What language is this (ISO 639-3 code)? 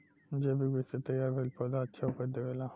bho